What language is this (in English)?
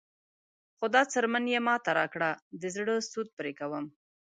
Pashto